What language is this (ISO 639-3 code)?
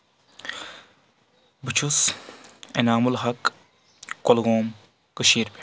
kas